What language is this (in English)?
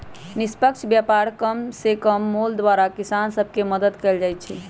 Magahi